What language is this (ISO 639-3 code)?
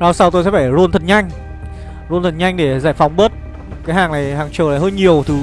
vie